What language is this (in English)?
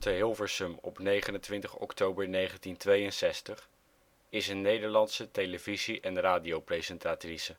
Dutch